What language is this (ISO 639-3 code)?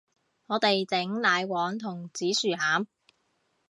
yue